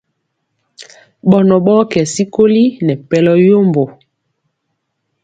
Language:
Mpiemo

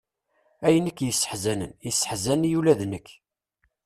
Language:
Kabyle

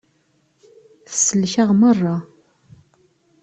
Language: Kabyle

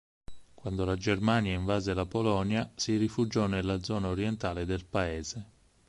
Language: Italian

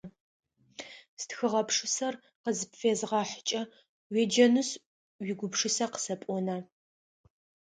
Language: Adyghe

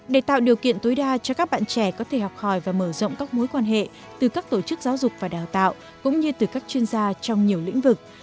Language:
Vietnamese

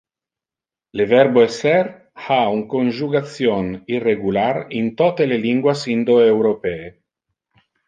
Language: Interlingua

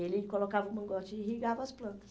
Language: Portuguese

